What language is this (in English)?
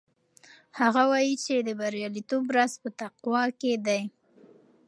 Pashto